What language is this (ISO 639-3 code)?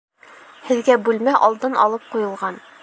bak